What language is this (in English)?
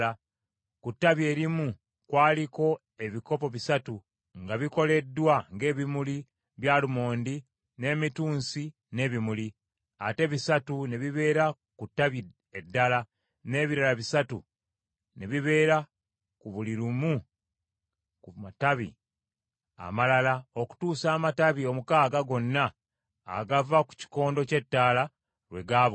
Ganda